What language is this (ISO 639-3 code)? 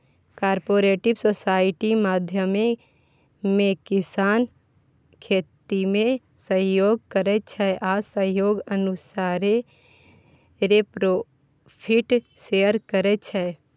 mai